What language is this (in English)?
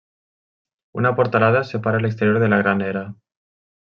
Catalan